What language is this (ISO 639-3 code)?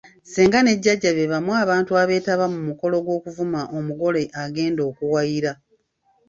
lug